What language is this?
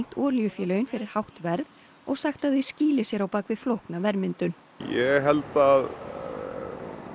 Icelandic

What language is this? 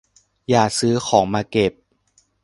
Thai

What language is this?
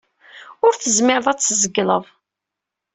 Kabyle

